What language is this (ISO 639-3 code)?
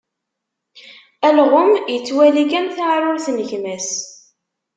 kab